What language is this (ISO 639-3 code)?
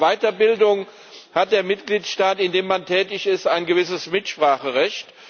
deu